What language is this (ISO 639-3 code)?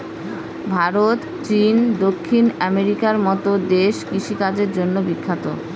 ben